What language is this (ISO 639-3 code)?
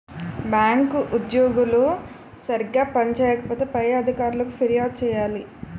tel